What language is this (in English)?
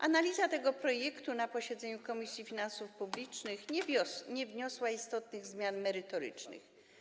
Polish